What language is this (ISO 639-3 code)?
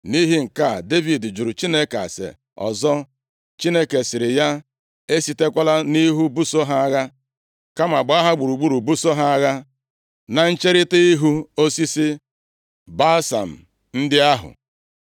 ibo